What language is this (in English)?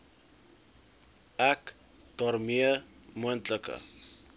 Afrikaans